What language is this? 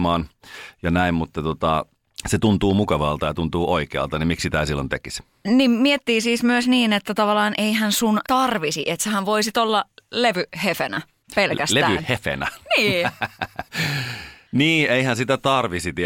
Finnish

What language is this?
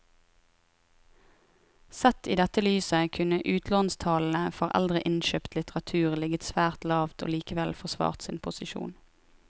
Norwegian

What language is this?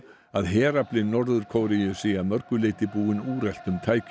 Icelandic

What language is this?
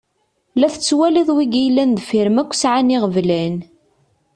Kabyle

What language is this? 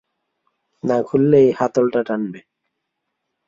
Bangla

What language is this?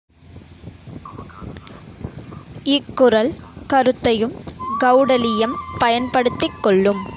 Tamil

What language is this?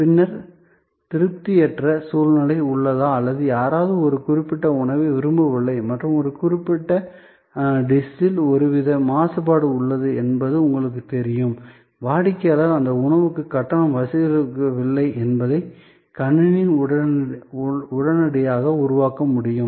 Tamil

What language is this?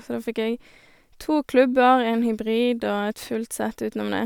Norwegian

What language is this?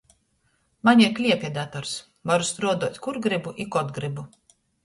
Latgalian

